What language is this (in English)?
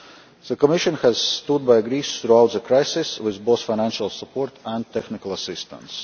English